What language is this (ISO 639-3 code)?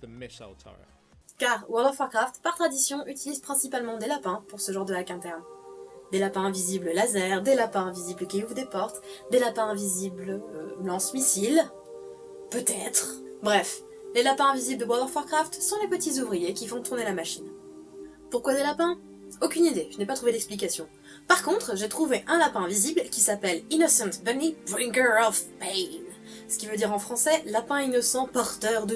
fra